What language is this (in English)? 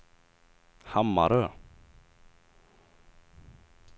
Swedish